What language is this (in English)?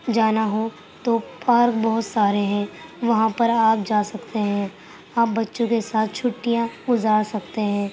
Urdu